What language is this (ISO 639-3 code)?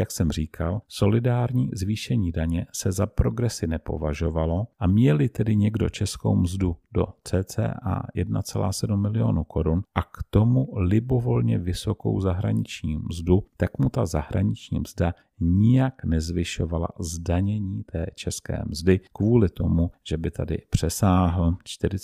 ces